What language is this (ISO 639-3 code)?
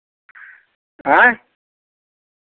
mai